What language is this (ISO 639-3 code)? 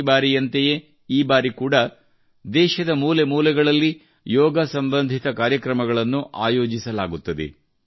kan